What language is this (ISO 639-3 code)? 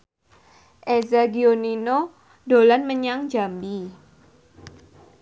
jav